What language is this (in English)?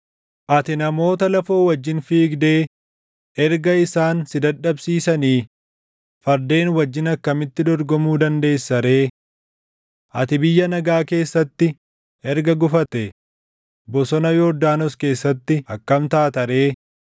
Oromo